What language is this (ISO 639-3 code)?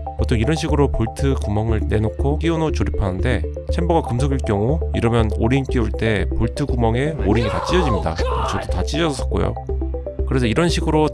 kor